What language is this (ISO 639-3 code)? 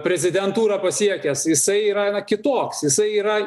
lit